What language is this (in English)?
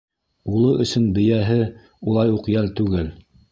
Bashkir